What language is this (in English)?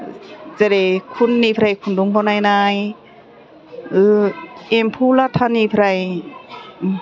Bodo